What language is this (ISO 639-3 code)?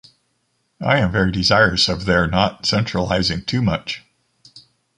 eng